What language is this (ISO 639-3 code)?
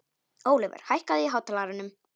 isl